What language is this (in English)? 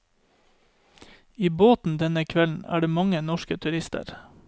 Norwegian